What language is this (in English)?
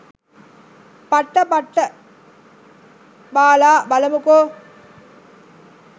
Sinhala